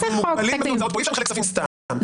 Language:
Hebrew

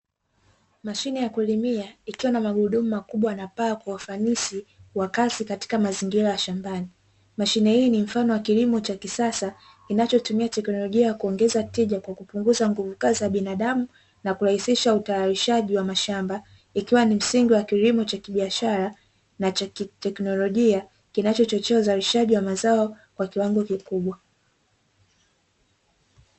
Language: Swahili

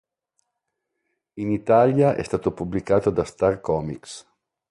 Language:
Italian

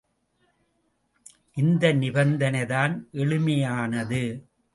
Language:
Tamil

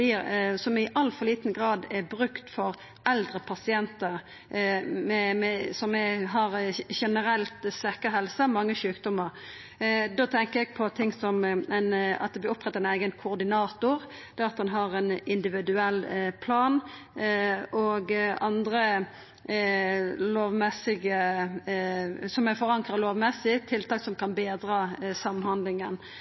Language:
Norwegian Nynorsk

